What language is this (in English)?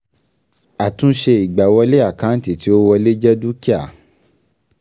Yoruba